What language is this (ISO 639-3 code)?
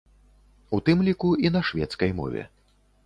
bel